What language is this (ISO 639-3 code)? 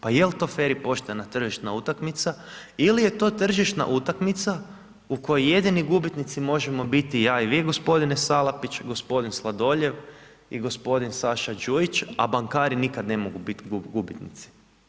hrv